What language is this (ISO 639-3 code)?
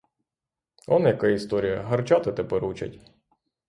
ukr